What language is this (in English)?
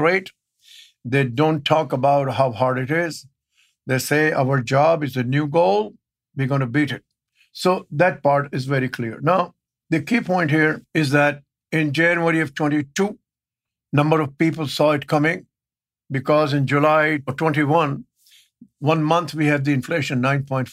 English